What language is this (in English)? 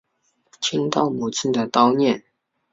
Chinese